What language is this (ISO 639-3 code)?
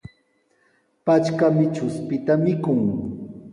qws